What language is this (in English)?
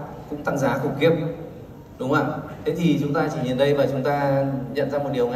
Vietnamese